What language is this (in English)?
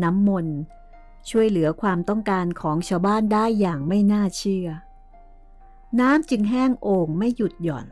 Thai